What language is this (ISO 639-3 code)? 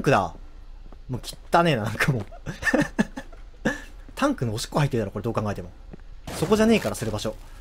jpn